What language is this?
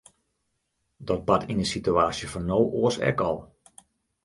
Western Frisian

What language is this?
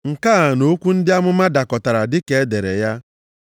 Igbo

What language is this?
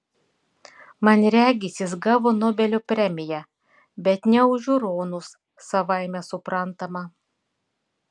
Lithuanian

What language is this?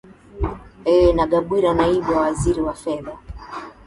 Swahili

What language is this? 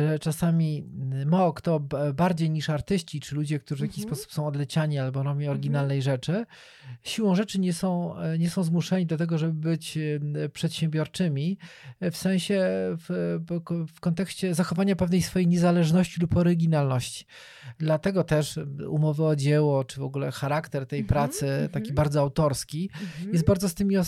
Polish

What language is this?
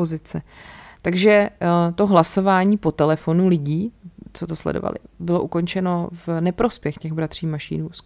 Czech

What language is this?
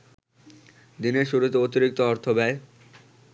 Bangla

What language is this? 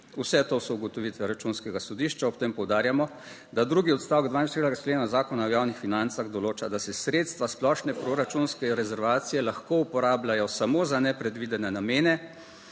Slovenian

